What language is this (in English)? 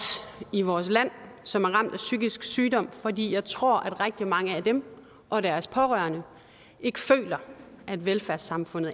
Danish